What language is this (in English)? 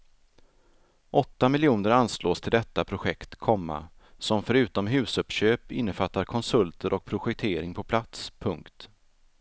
Swedish